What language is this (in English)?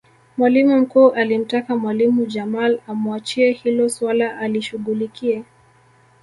Swahili